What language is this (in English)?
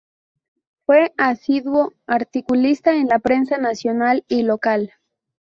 Spanish